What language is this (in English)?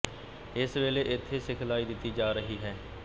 Punjabi